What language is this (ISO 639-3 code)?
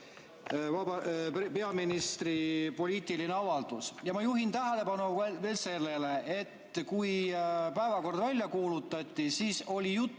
est